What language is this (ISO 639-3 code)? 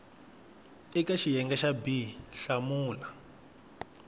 tso